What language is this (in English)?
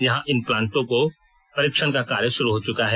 Hindi